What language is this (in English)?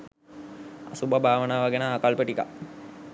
Sinhala